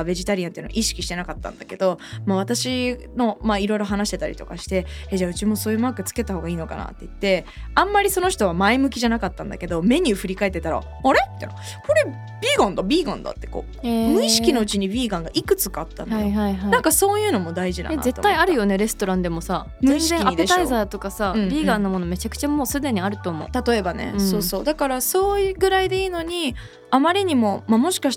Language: Japanese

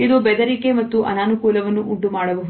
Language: Kannada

